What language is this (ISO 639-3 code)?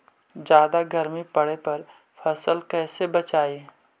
mag